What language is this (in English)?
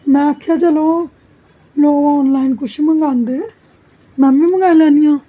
Dogri